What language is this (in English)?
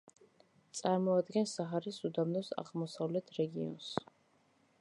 Georgian